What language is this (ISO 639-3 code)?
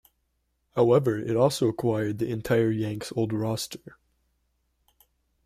eng